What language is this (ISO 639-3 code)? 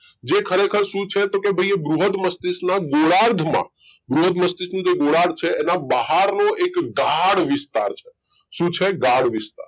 guj